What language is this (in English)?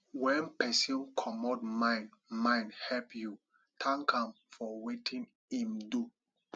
Nigerian Pidgin